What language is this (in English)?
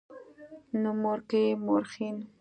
Pashto